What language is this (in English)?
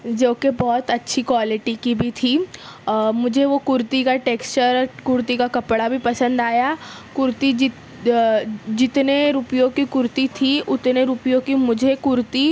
Urdu